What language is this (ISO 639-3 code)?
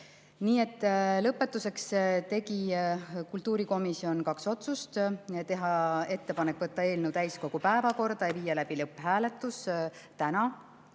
est